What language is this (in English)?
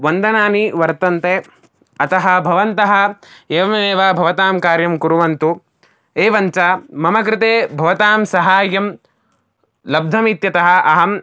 Sanskrit